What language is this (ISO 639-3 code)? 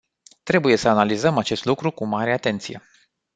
ron